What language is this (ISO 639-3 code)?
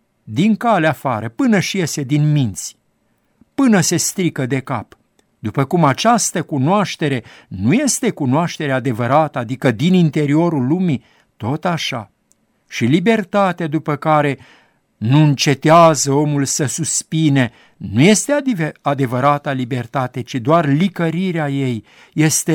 ron